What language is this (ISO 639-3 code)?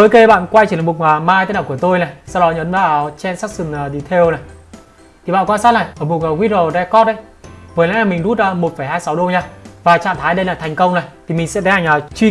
vie